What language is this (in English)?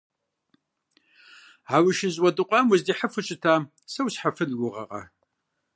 Kabardian